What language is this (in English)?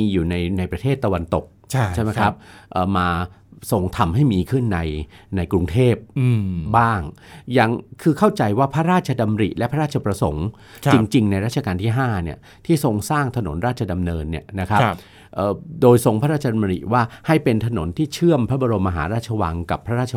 Thai